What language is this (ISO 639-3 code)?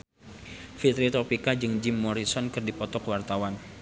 sun